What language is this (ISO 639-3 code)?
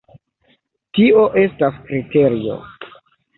epo